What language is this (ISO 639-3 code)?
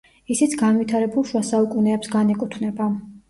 kat